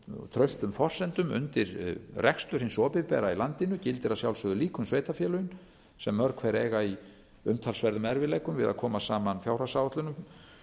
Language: Icelandic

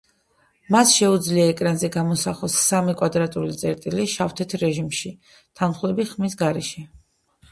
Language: Georgian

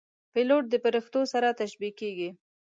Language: Pashto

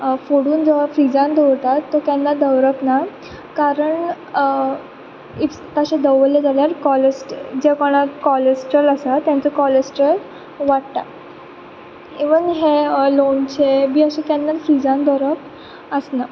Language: Konkani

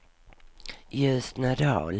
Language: Swedish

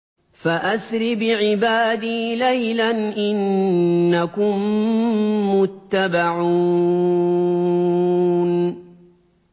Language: Arabic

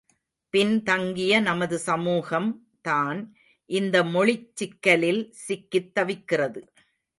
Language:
Tamil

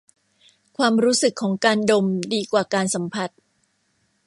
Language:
Thai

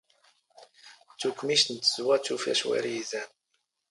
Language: Standard Moroccan Tamazight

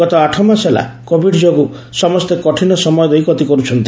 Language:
Odia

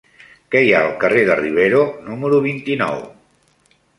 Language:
Catalan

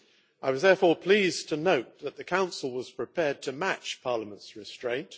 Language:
English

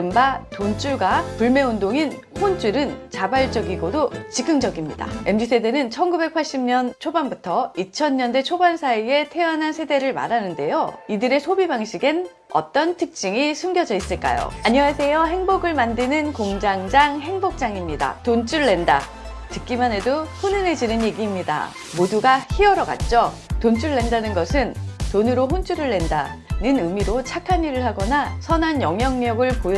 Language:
Korean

